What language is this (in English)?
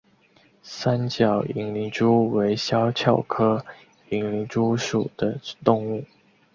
Chinese